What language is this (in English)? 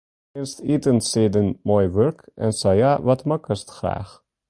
Western Frisian